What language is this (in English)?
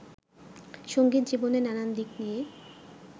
Bangla